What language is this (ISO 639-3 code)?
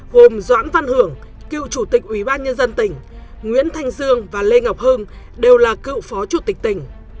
vie